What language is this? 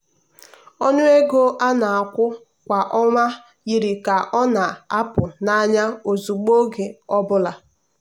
Igbo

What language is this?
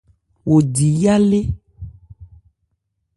Ebrié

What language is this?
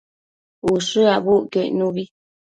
Matsés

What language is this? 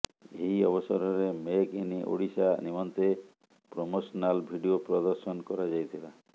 Odia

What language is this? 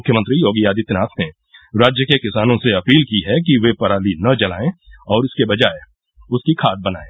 Hindi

